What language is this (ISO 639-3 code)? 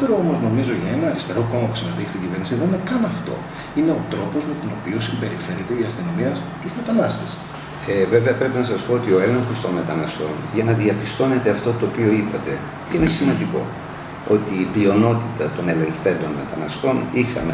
ell